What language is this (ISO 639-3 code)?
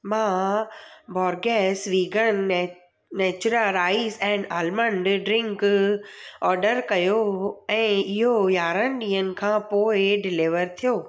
snd